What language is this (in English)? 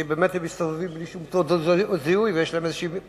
Hebrew